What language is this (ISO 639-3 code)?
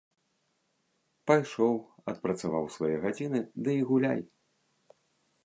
bel